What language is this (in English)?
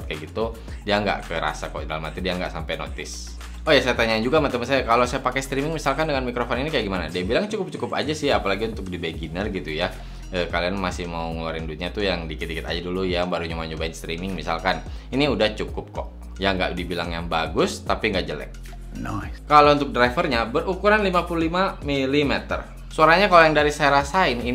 Indonesian